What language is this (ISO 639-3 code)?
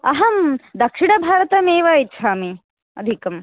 san